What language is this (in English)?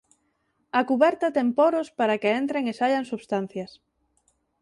Galician